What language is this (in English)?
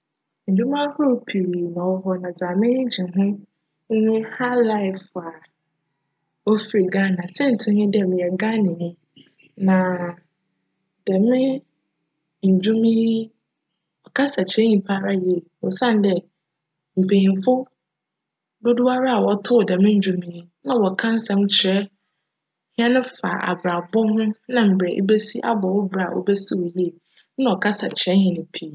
Akan